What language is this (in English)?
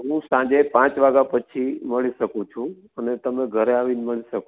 Gujarati